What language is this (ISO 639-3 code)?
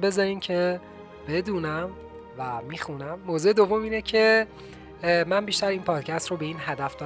fas